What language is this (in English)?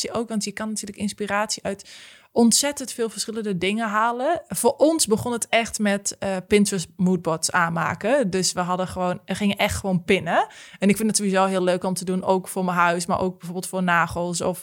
Dutch